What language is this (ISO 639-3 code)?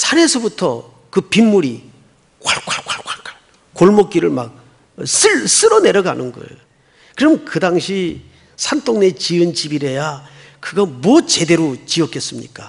kor